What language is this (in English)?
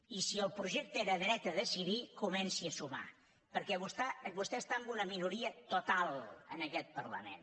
Catalan